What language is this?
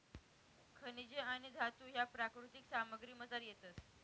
Marathi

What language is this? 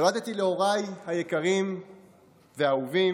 Hebrew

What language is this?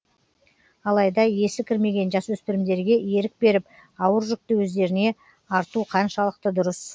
Kazakh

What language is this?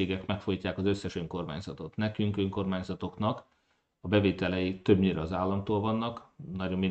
Hungarian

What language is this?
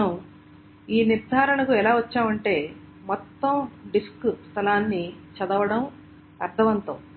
Telugu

